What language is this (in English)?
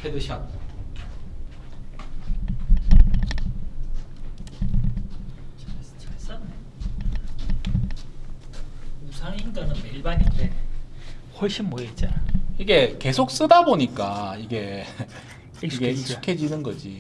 Korean